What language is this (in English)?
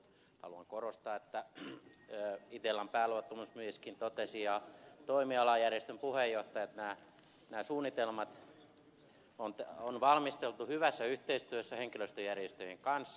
Finnish